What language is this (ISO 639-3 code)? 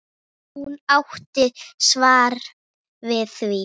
isl